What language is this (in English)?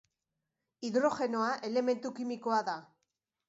Basque